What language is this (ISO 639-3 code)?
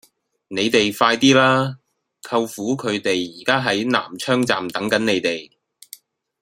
yue